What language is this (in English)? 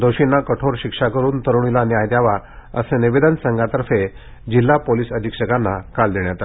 Marathi